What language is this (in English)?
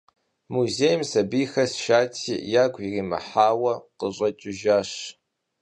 Kabardian